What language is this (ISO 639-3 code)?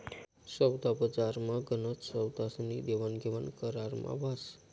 mar